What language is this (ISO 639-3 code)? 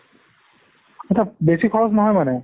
asm